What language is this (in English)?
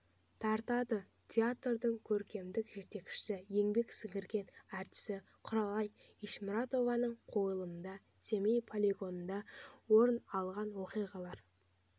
Kazakh